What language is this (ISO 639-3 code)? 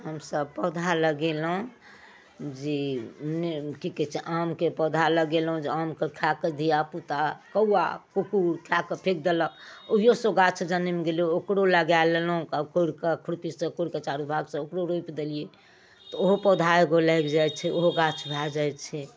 mai